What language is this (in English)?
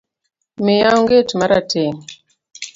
Luo (Kenya and Tanzania)